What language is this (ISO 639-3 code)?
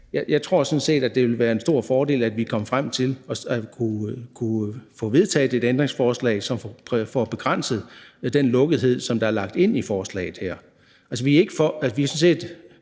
dan